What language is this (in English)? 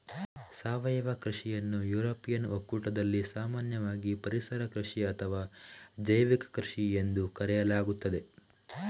Kannada